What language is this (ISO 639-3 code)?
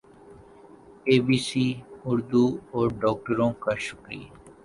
urd